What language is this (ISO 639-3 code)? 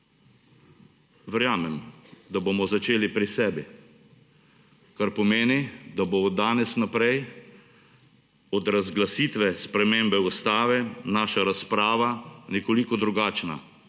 slv